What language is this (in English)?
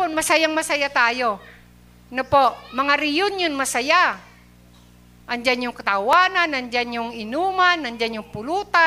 Filipino